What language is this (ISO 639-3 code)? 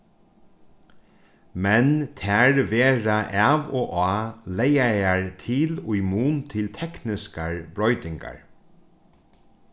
fao